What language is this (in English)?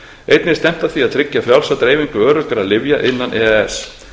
Icelandic